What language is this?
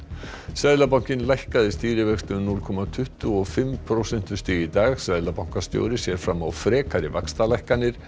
Icelandic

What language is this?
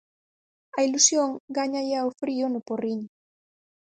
Galician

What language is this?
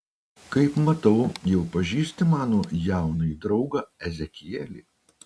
Lithuanian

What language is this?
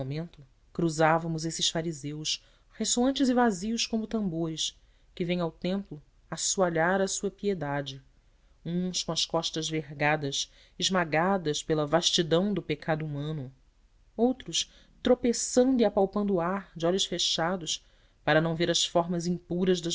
Portuguese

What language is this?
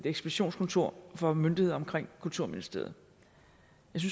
Danish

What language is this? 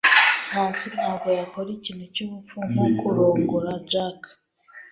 Kinyarwanda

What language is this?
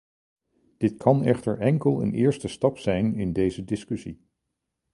Dutch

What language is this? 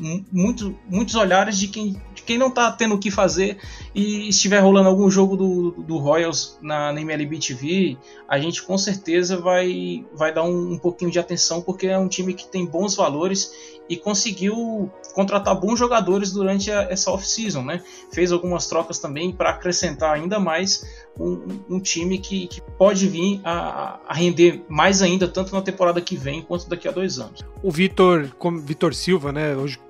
Portuguese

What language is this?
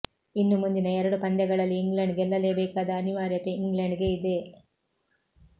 Kannada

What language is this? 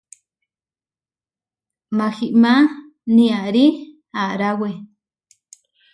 Huarijio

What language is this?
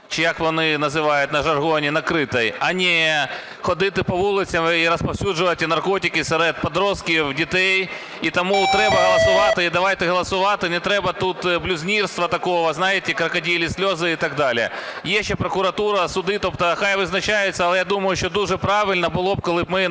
Ukrainian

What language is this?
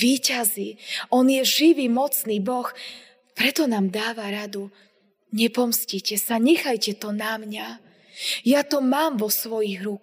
Slovak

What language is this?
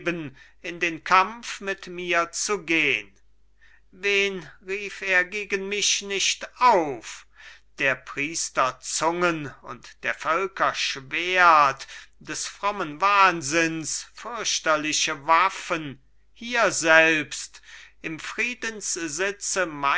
German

